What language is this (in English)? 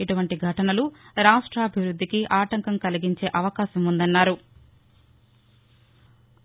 Telugu